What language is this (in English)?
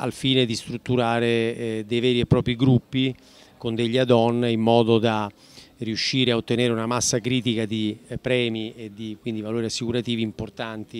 Italian